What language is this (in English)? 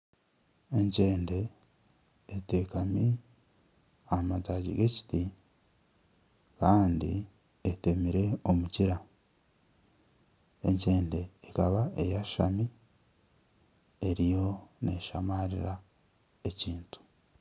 Nyankole